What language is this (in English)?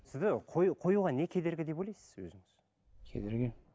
Kazakh